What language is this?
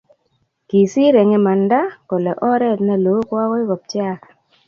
Kalenjin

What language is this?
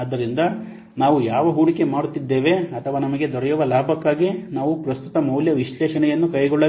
Kannada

